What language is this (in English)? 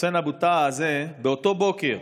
Hebrew